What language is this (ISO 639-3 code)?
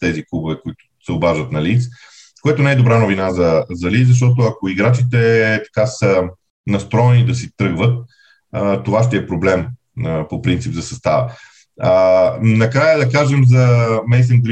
bul